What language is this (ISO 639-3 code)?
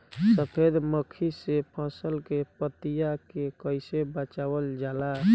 bho